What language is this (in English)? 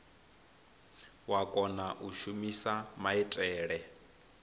Venda